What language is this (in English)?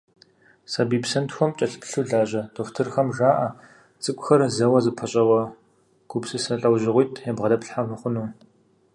Kabardian